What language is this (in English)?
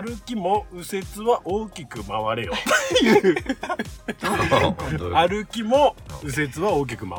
Japanese